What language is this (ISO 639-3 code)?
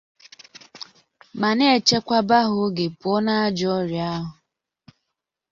ibo